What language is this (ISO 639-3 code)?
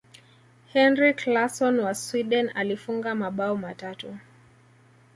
swa